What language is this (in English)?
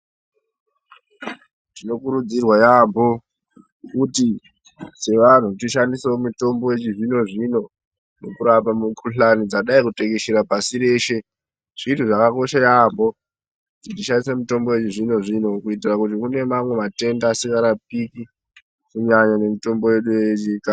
Ndau